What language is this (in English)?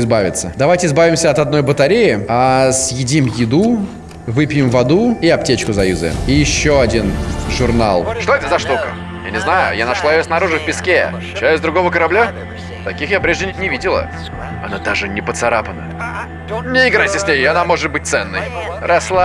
Russian